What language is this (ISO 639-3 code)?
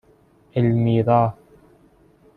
fas